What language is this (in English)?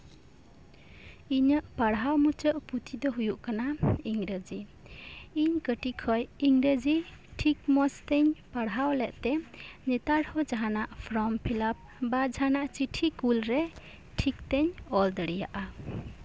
Santali